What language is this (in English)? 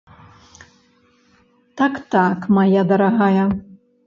Belarusian